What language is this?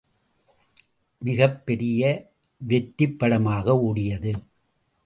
Tamil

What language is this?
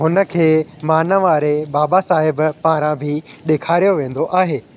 Sindhi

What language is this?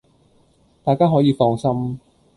Cantonese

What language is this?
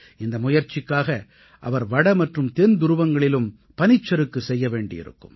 Tamil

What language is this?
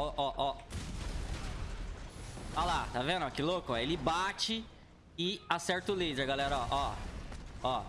Portuguese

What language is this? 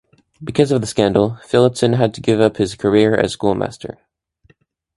English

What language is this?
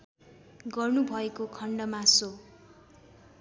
Nepali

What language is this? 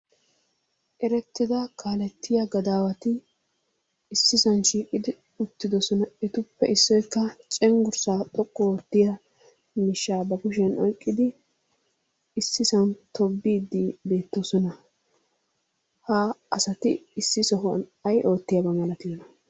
Wolaytta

